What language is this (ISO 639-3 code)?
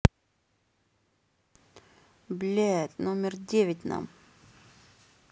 rus